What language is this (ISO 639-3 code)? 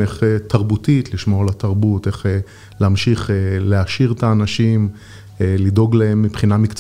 heb